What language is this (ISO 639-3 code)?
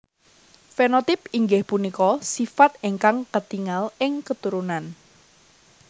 jav